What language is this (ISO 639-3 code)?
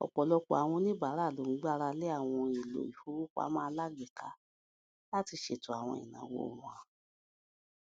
yor